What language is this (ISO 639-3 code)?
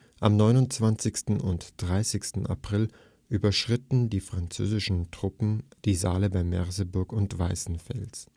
deu